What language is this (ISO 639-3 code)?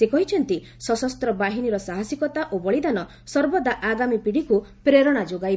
ori